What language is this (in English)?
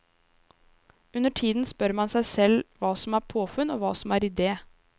Norwegian